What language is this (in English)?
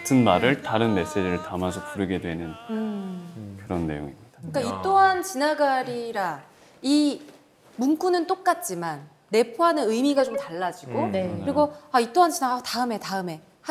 Korean